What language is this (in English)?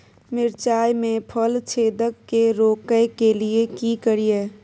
Maithili